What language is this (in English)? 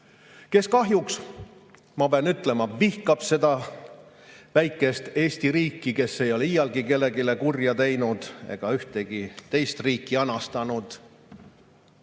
Estonian